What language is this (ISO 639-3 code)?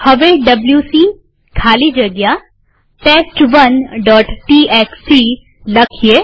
guj